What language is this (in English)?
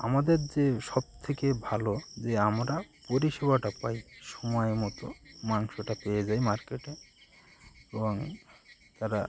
Bangla